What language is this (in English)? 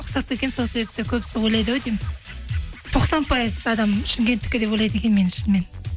Kazakh